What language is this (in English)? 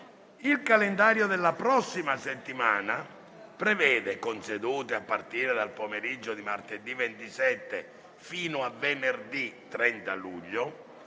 Italian